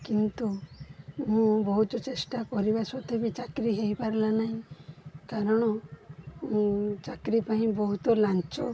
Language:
Odia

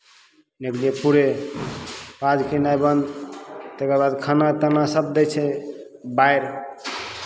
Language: Maithili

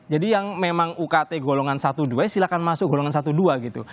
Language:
Indonesian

